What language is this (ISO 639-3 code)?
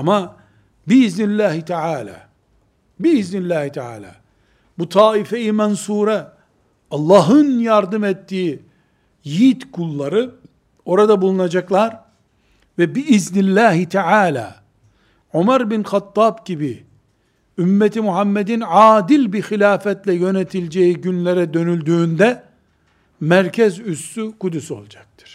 tur